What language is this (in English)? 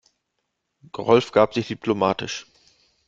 German